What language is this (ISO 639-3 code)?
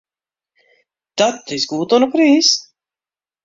fry